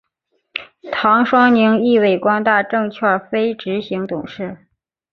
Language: Chinese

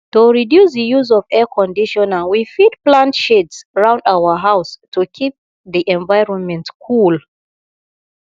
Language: Nigerian Pidgin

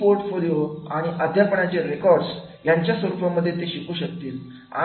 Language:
Marathi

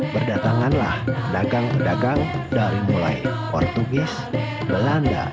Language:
Indonesian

